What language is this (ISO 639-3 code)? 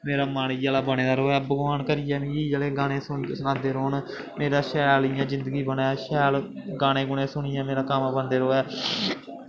doi